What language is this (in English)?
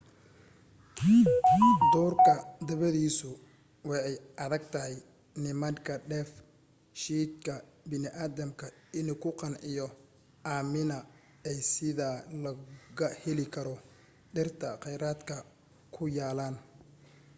Somali